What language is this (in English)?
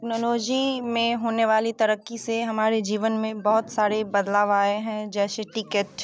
Hindi